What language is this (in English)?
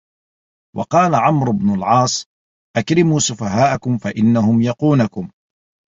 Arabic